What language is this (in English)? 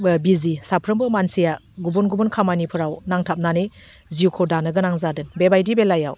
Bodo